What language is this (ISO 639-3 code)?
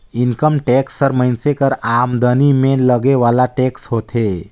hne